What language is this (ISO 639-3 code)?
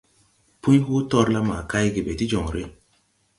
tui